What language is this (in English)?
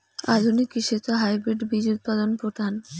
Bangla